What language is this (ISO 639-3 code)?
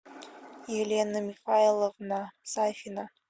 rus